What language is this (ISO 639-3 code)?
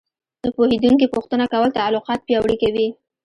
pus